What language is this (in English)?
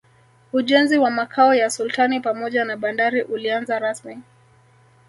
Swahili